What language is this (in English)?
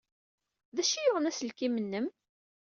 Kabyle